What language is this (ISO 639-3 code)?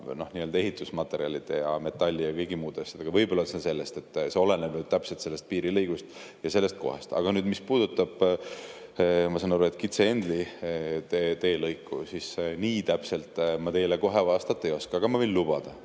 est